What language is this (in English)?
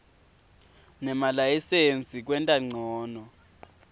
Swati